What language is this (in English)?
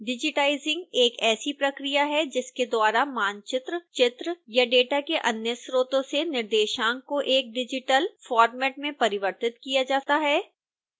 Hindi